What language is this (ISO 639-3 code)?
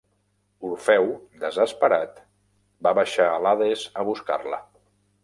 cat